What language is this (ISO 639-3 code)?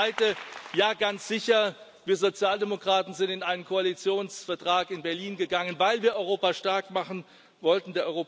deu